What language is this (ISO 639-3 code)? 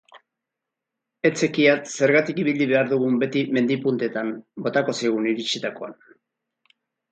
eus